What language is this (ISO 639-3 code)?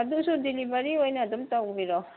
mni